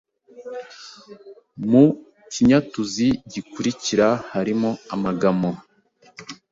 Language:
Kinyarwanda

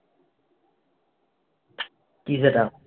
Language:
Bangla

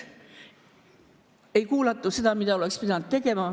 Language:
Estonian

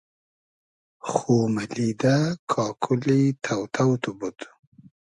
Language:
Hazaragi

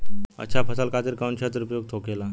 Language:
Bhojpuri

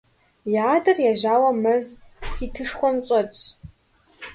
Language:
Kabardian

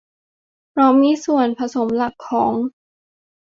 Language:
Thai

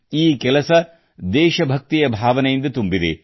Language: Kannada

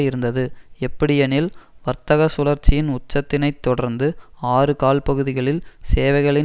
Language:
Tamil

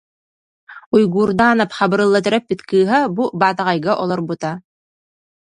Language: Yakut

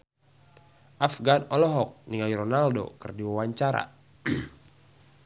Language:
Sundanese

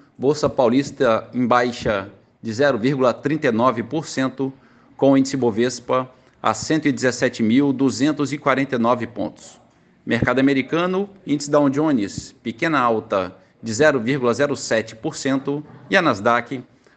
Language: Portuguese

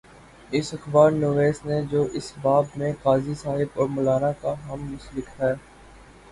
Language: Urdu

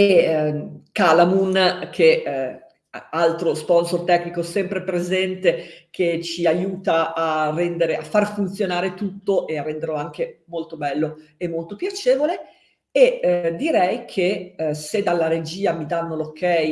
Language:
Italian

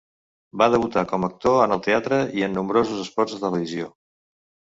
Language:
Catalan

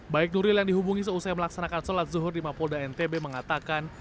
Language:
Indonesian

